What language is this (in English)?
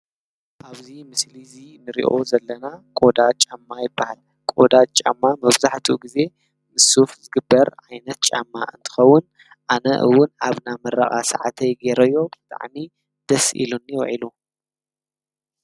Tigrinya